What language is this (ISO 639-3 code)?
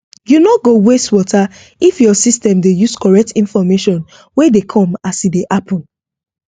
pcm